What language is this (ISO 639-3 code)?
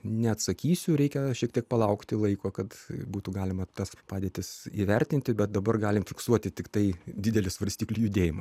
lit